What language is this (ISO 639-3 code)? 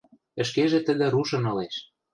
mrj